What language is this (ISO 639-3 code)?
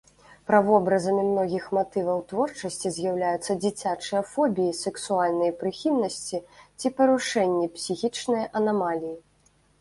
bel